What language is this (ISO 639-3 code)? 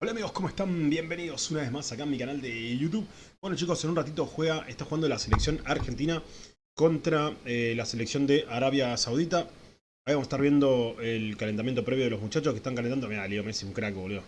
spa